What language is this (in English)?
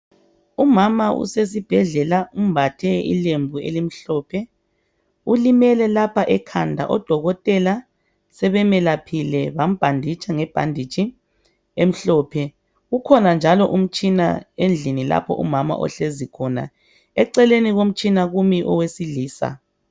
North Ndebele